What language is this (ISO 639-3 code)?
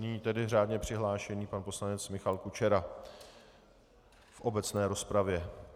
ces